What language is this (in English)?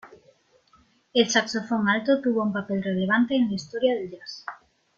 Spanish